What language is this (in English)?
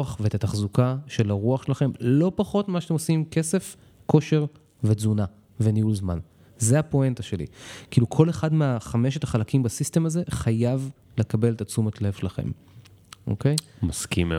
Hebrew